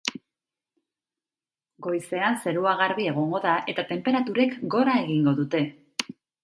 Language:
Basque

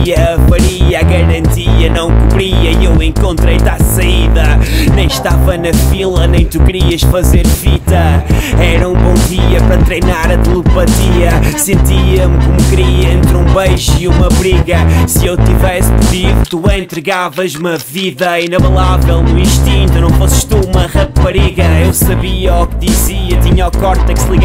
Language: Lithuanian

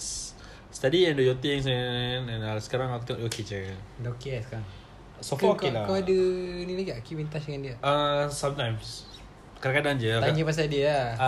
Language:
Malay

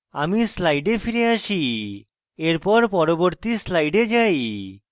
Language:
Bangla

